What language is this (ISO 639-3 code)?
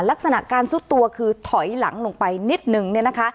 tha